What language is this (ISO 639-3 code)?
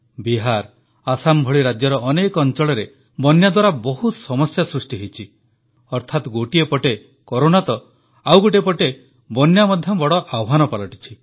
ori